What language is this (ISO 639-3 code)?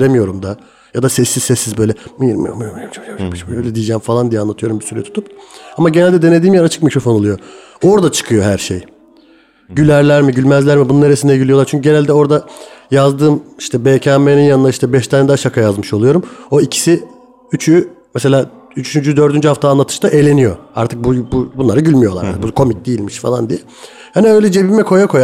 tur